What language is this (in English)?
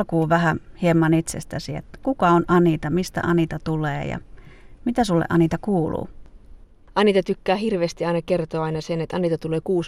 Finnish